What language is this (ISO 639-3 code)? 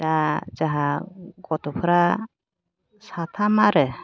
brx